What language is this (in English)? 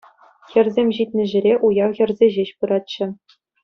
Chuvash